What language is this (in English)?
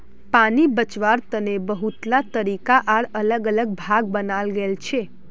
Magahi